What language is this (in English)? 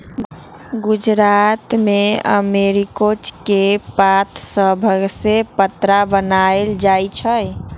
Magahi